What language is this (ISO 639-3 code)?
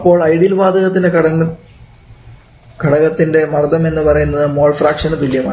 mal